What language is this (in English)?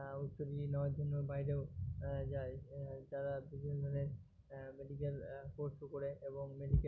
Bangla